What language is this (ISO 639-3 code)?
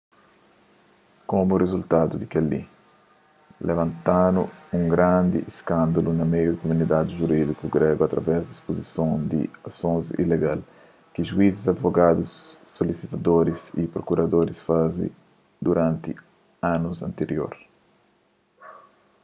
kea